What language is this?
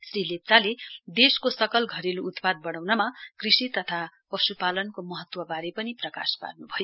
Nepali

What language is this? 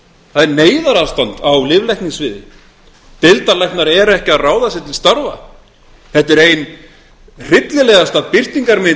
Icelandic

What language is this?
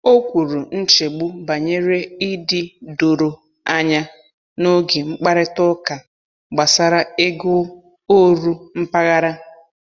Igbo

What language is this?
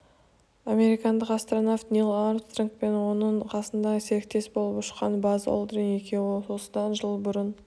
Kazakh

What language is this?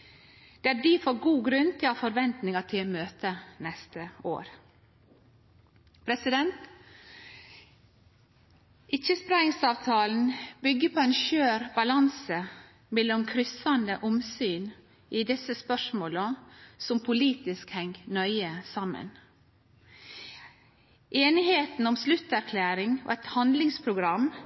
Norwegian Nynorsk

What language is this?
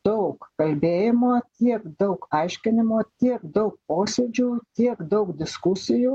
Lithuanian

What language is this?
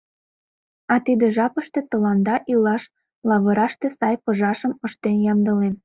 Mari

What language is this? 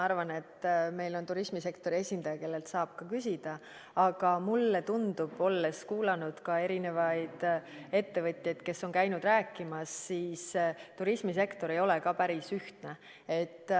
Estonian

